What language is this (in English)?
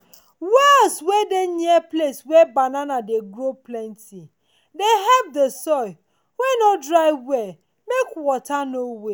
Nigerian Pidgin